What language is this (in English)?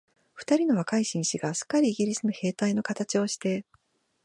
Japanese